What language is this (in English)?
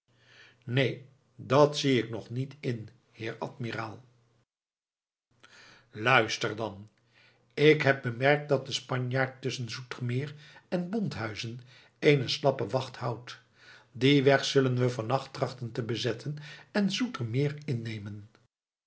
Dutch